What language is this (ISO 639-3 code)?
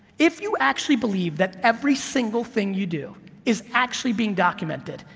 eng